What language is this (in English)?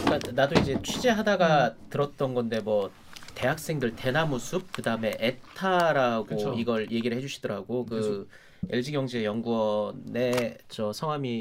Korean